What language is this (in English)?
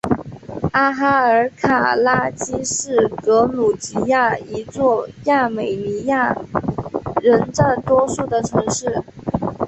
Chinese